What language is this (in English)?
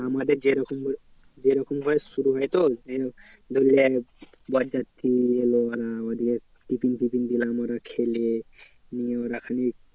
Bangla